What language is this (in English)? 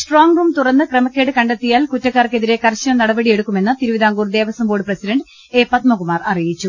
Malayalam